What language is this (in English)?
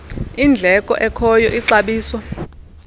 Xhosa